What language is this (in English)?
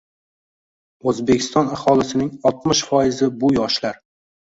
Uzbek